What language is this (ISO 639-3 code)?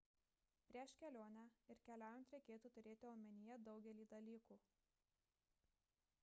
lit